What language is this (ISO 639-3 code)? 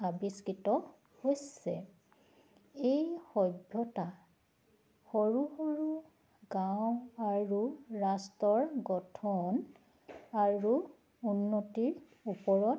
asm